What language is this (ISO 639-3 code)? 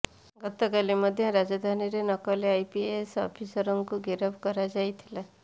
ori